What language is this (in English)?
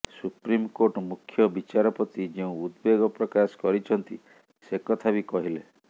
Odia